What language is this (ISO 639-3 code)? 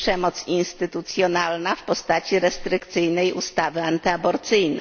pol